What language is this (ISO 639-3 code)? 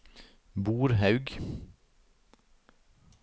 nor